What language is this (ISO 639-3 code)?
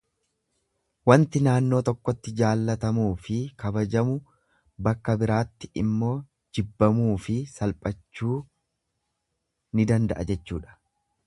orm